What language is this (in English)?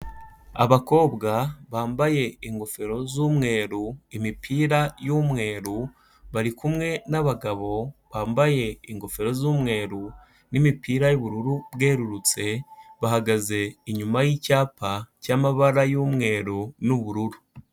Kinyarwanda